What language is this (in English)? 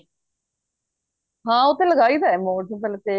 Punjabi